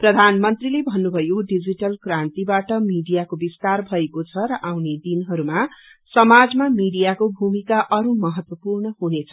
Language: Nepali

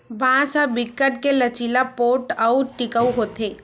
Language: Chhattisgarhi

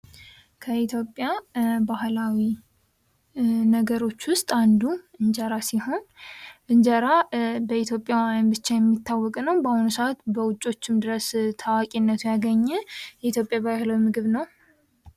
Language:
Amharic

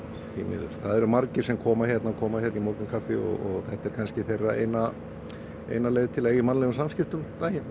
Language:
Icelandic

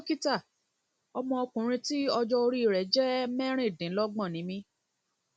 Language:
Yoruba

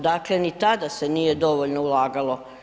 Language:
Croatian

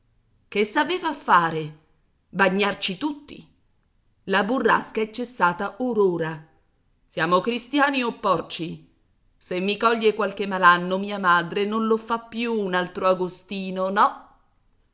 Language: Italian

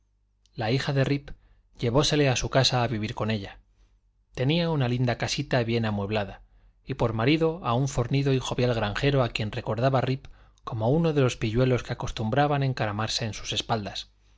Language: Spanish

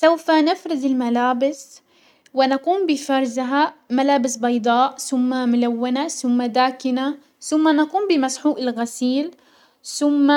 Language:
Hijazi Arabic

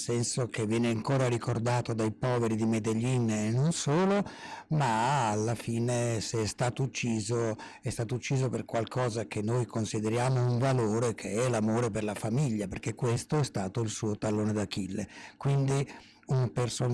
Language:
Italian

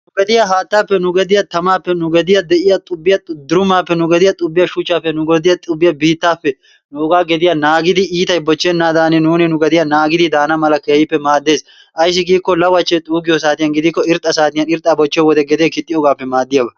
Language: Wolaytta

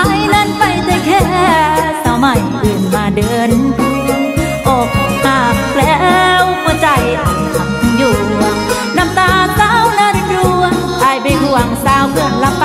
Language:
Thai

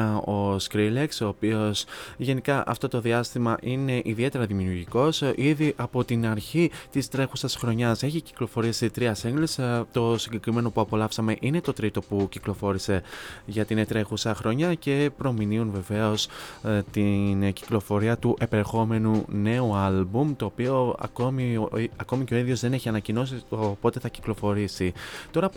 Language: Greek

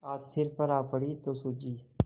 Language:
Hindi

